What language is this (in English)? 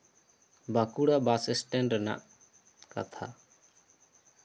Santali